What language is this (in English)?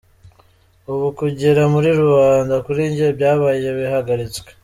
Kinyarwanda